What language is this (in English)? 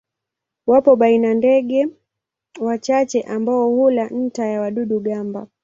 Swahili